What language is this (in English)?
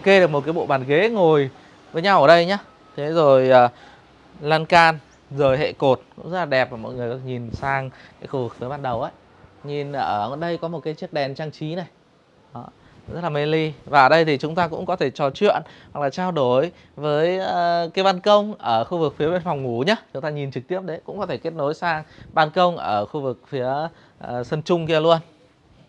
Vietnamese